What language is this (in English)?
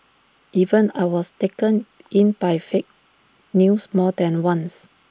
English